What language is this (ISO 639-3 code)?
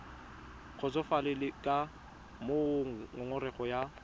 tsn